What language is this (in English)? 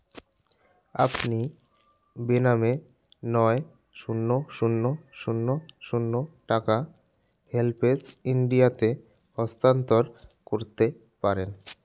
Bangla